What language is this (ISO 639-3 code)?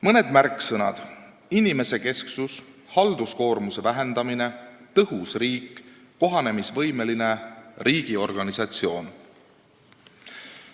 est